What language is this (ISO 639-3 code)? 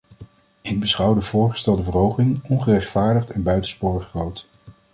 nld